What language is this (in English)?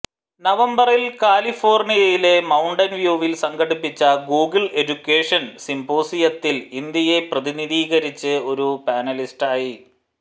Malayalam